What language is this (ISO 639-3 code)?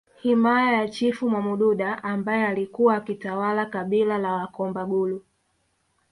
swa